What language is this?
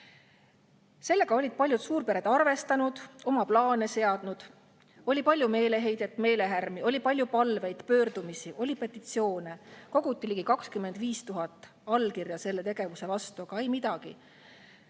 Estonian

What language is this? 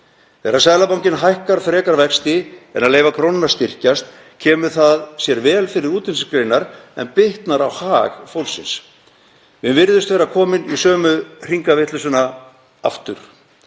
Icelandic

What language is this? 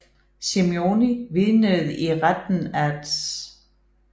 Danish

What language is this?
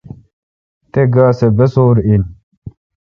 Kalkoti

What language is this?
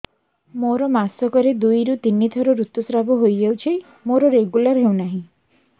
Odia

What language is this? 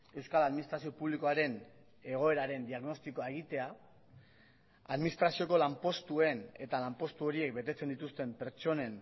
Basque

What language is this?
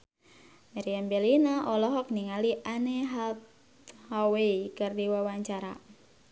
Sundanese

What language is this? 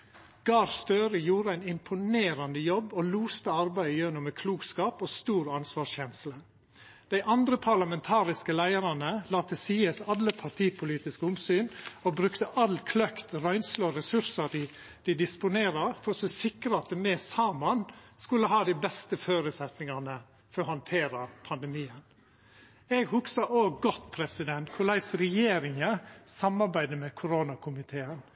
Norwegian Nynorsk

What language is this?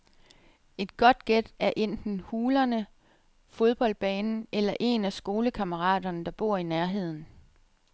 Danish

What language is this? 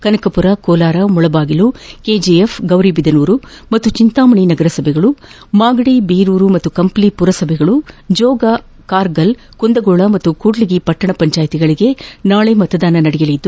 Kannada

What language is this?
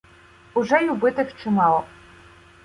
Ukrainian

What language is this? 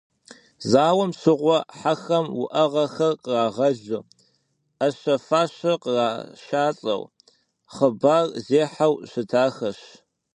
Kabardian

